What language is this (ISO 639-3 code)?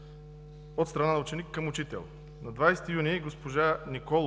bul